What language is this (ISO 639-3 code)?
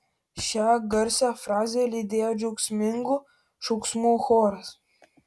lit